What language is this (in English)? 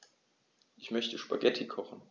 German